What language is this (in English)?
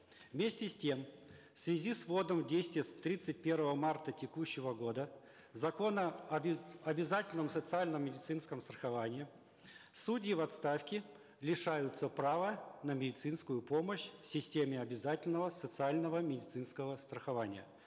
Kazakh